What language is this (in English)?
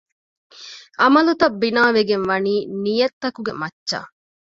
Divehi